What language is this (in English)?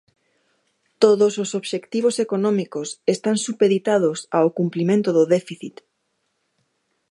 Galician